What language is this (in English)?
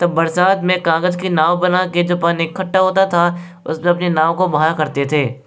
Hindi